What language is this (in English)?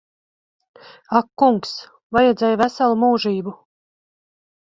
Latvian